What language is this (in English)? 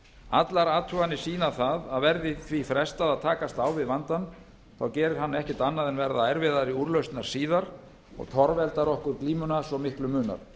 Icelandic